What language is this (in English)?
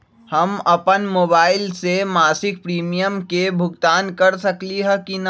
Magahi